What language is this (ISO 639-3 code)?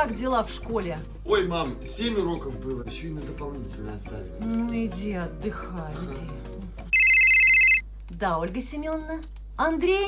rus